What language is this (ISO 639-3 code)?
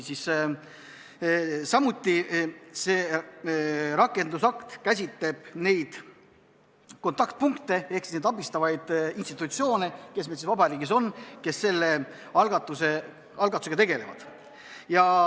est